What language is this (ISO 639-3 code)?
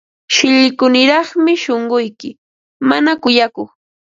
qva